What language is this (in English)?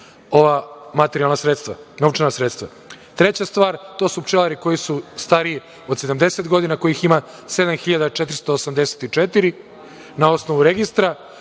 Serbian